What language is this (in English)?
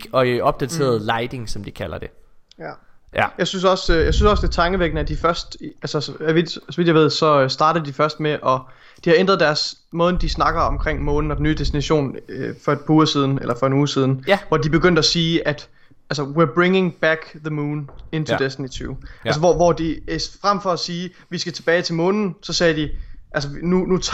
Danish